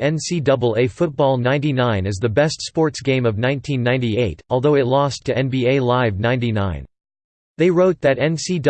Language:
English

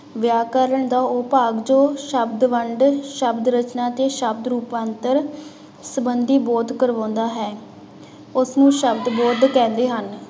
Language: Punjabi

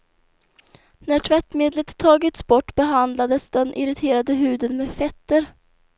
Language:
Swedish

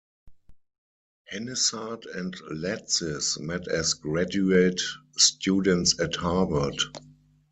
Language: English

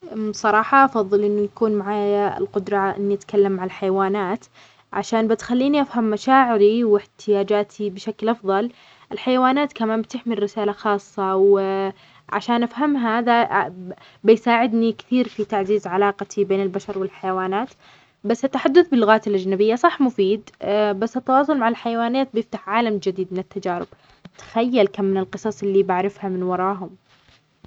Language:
Omani Arabic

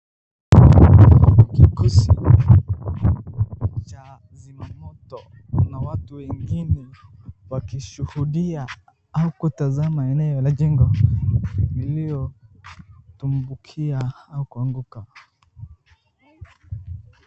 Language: Swahili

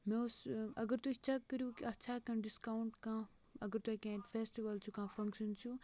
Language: Kashmiri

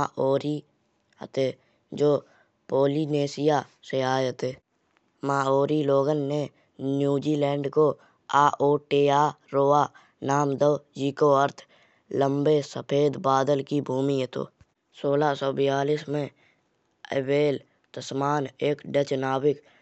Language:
Kanauji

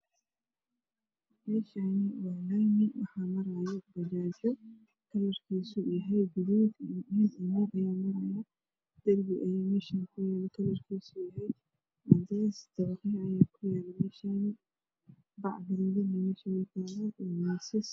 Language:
Somali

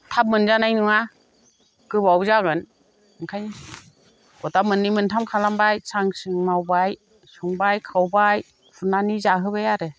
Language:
Bodo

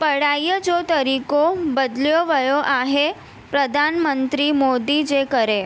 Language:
Sindhi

